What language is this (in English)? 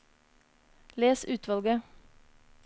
Norwegian